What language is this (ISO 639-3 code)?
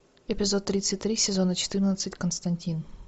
rus